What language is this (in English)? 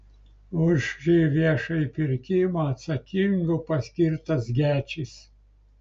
Lithuanian